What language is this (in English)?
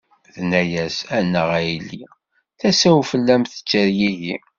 Kabyle